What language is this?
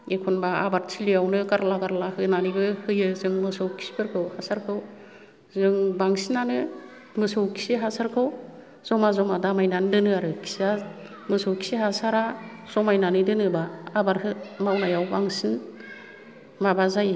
Bodo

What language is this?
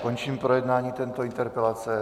Czech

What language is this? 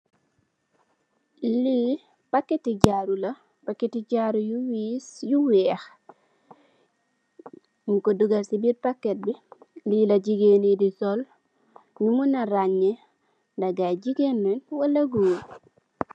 Wolof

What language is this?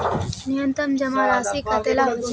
Magahi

